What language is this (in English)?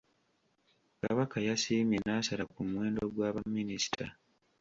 Ganda